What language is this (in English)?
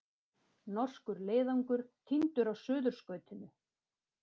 Icelandic